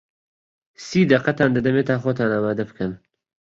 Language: Central Kurdish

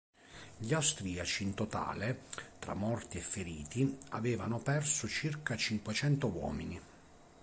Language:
Italian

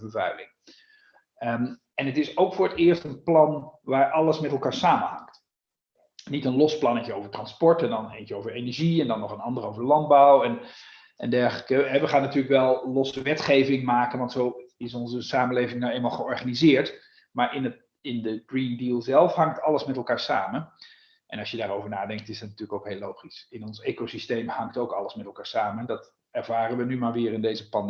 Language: Dutch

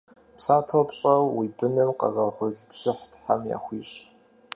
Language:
Kabardian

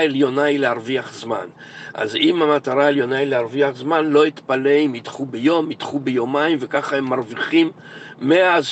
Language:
Hebrew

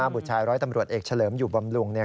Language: Thai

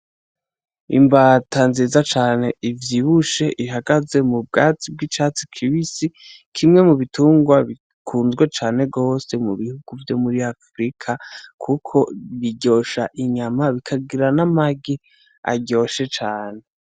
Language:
Rundi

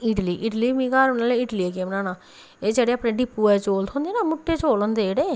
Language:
Dogri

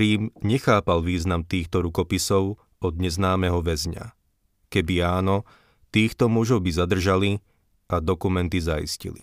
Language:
Slovak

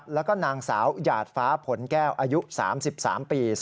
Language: Thai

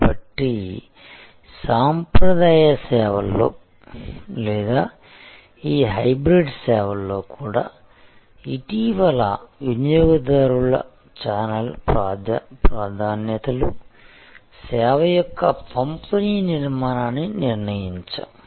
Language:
Telugu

